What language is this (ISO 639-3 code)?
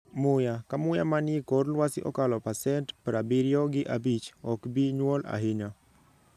luo